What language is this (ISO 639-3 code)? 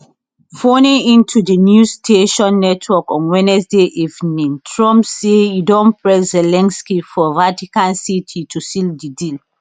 pcm